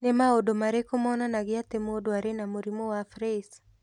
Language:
Kikuyu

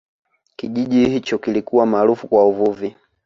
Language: Swahili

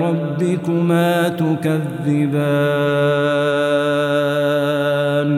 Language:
Arabic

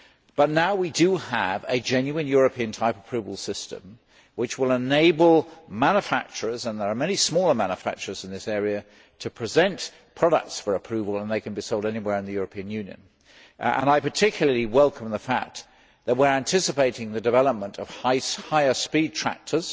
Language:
English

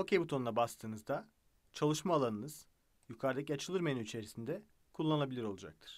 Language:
Turkish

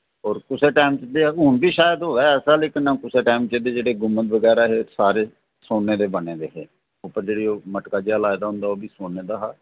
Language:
Dogri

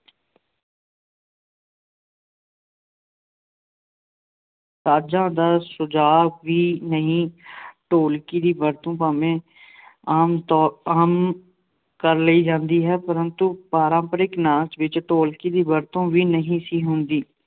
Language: Punjabi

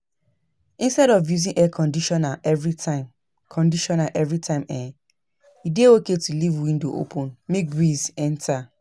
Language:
Nigerian Pidgin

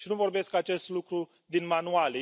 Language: Romanian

